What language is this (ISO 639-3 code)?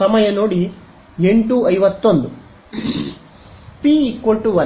kan